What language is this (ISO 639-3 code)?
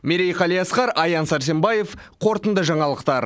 kaz